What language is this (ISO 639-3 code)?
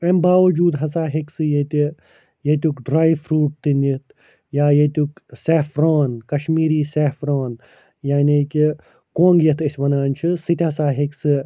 kas